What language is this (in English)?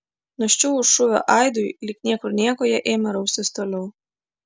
Lithuanian